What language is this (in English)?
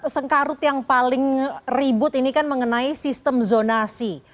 Indonesian